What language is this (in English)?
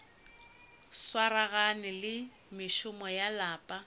Northern Sotho